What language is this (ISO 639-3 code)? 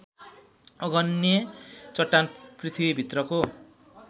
nep